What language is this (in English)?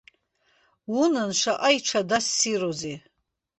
Abkhazian